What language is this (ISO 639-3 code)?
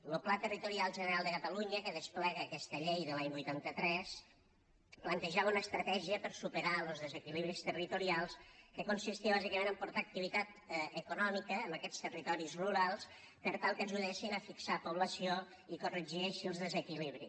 cat